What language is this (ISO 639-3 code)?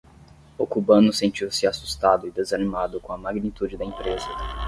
por